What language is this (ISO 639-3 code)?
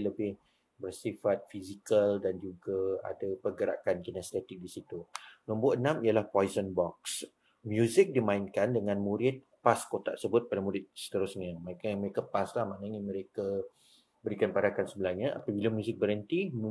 msa